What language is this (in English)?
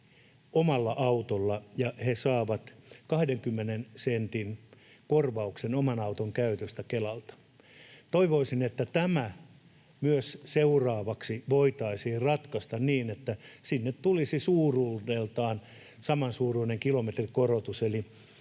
Finnish